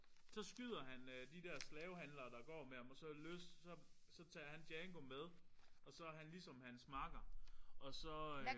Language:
Danish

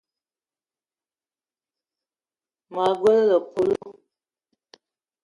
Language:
Eton (Cameroon)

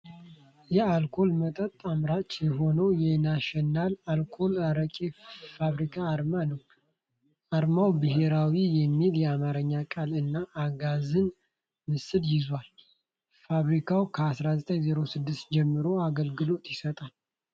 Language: Amharic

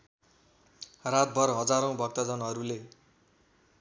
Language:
Nepali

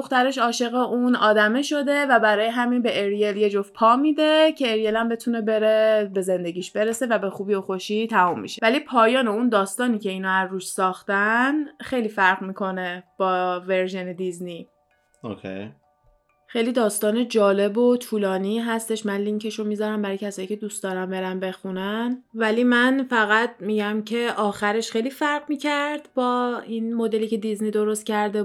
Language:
Persian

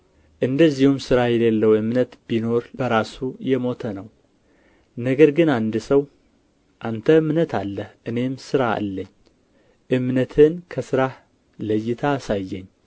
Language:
Amharic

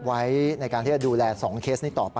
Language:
Thai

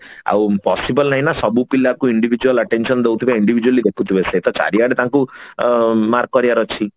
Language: Odia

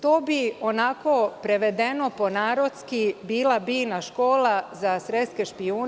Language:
Serbian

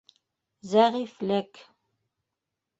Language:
Bashkir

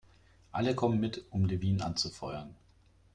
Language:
German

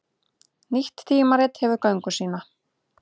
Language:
Icelandic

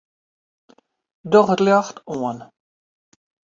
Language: Western Frisian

